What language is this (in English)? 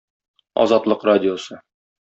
Tatar